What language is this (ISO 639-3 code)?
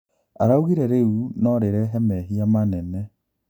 kik